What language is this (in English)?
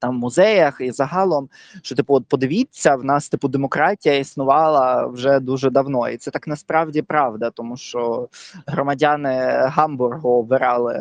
Ukrainian